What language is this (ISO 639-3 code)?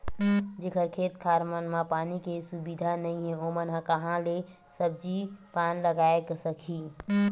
hne